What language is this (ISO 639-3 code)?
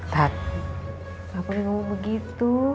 ind